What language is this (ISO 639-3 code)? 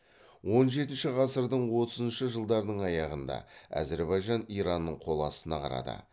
kaz